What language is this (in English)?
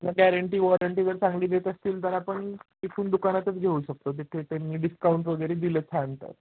Marathi